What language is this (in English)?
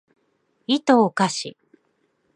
Japanese